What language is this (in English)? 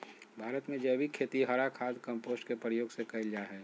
Magahi